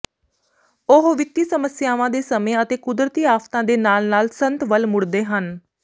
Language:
Punjabi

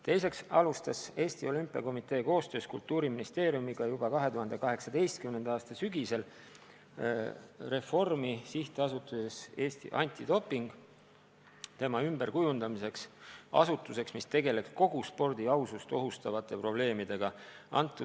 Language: Estonian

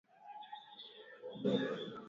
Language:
Swahili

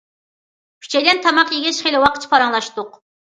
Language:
Uyghur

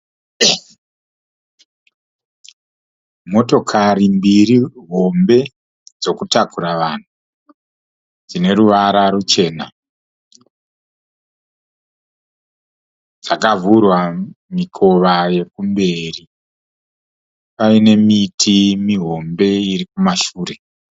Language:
Shona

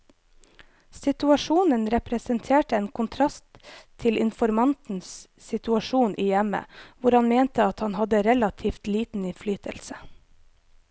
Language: Norwegian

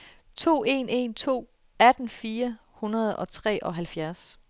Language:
Danish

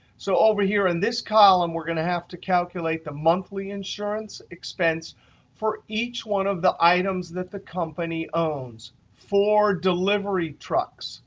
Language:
English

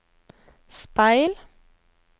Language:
Norwegian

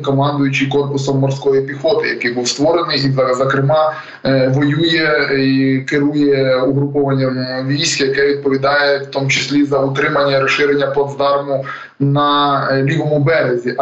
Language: Ukrainian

